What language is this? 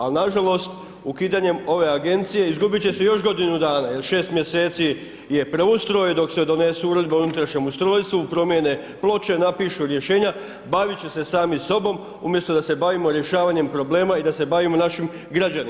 Croatian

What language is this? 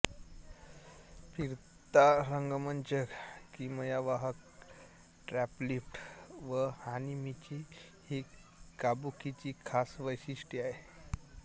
Marathi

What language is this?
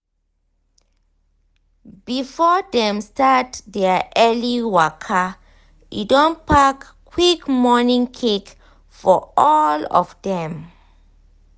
Nigerian Pidgin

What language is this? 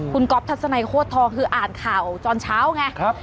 Thai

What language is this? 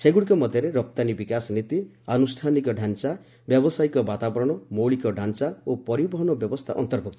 Odia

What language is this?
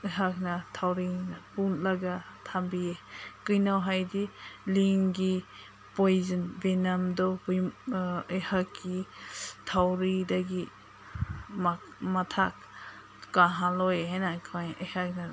Manipuri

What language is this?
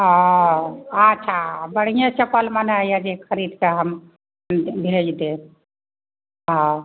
Maithili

